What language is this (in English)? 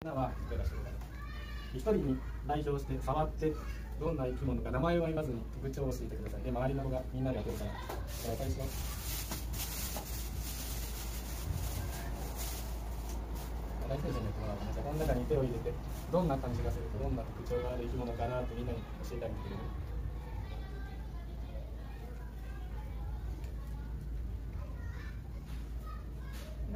Japanese